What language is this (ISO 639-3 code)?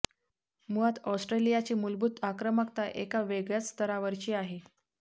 mar